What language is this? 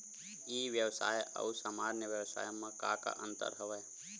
Chhattisgarhi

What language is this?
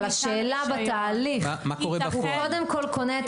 Hebrew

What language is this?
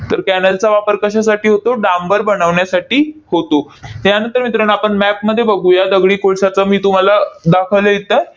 Marathi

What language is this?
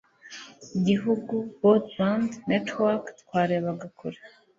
Kinyarwanda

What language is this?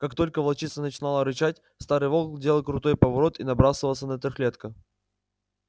Russian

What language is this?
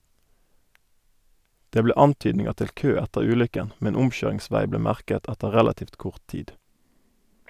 Norwegian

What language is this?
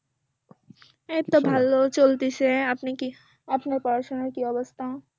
Bangla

